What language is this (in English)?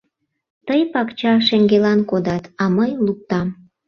Mari